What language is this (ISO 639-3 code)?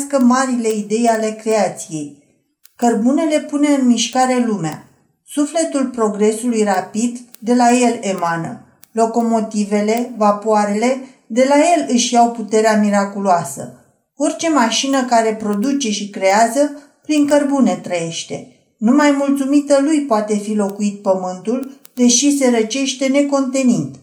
ron